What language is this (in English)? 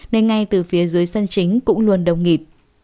Vietnamese